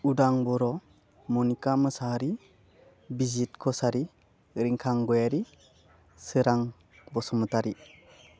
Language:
Bodo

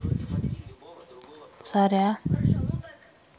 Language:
Russian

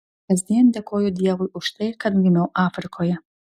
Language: Lithuanian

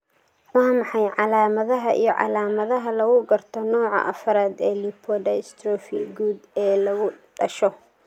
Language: Somali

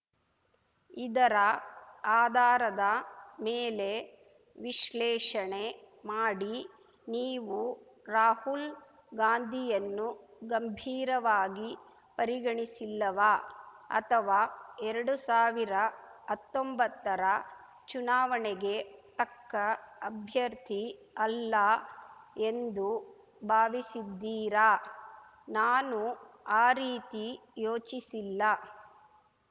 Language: Kannada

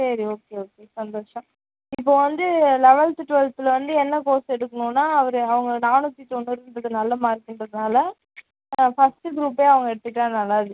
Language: Tamil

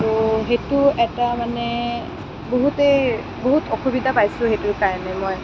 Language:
Assamese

